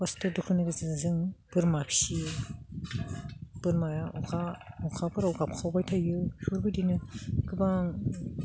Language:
Bodo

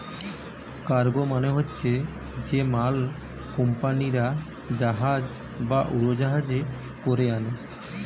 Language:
Bangla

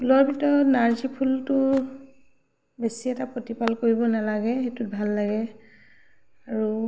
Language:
Assamese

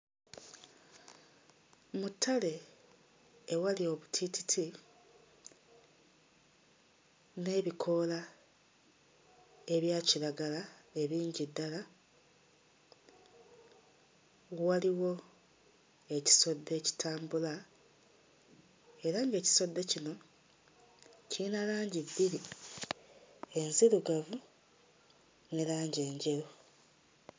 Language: Ganda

